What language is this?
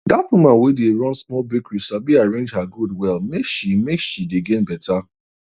Nigerian Pidgin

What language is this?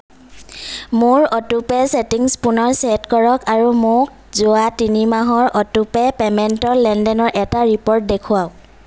Assamese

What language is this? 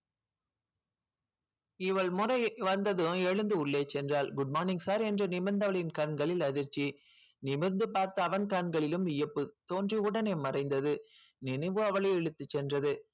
Tamil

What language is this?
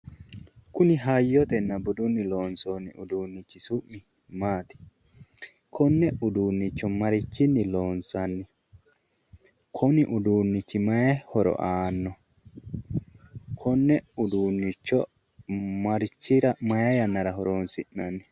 Sidamo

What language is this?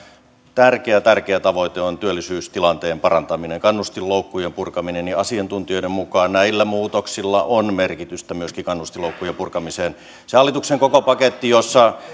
Finnish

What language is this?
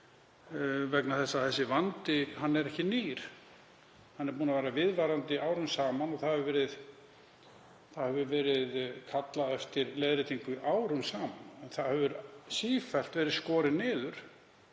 Icelandic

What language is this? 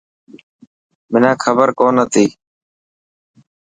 Dhatki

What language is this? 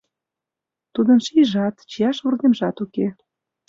Mari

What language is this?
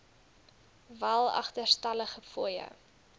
Afrikaans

